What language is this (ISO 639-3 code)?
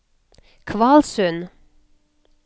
nor